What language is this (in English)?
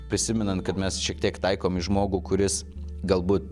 Lithuanian